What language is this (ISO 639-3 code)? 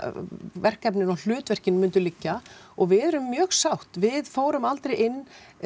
isl